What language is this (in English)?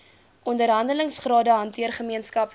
Afrikaans